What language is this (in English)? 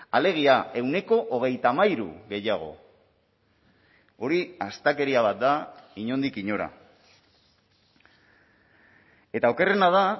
Basque